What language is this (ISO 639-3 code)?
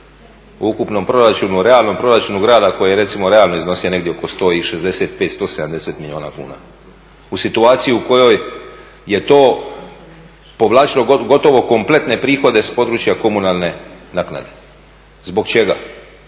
hrv